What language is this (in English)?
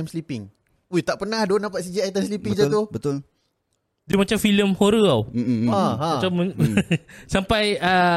Malay